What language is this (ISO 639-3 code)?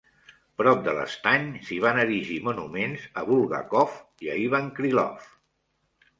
cat